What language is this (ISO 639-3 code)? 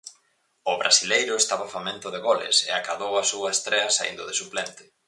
glg